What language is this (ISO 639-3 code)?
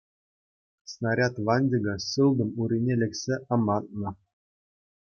chv